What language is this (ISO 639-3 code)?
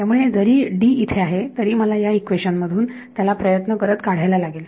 mar